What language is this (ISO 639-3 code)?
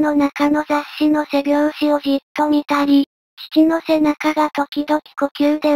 jpn